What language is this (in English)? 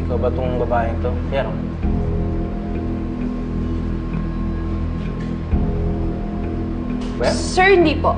Filipino